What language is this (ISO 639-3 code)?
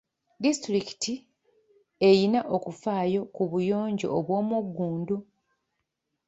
lug